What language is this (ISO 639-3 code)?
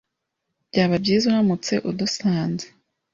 kin